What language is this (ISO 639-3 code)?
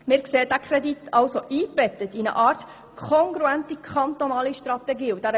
gsw